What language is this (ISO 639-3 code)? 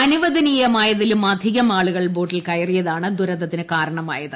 mal